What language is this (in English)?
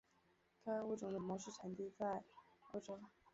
Chinese